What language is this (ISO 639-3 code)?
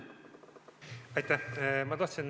est